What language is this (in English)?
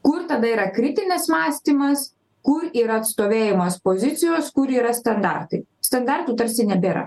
Lithuanian